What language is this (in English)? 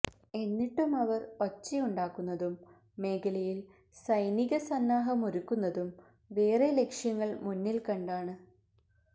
Malayalam